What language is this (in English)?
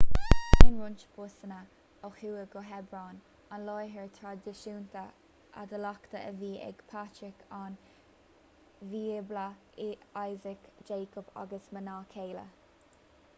Irish